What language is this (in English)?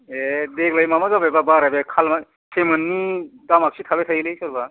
Bodo